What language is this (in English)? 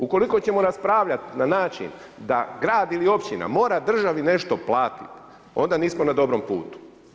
Croatian